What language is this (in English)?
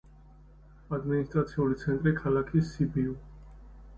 Georgian